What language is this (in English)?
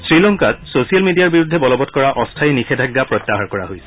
Assamese